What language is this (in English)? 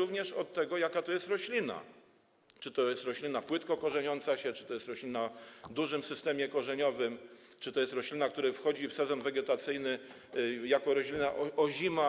Polish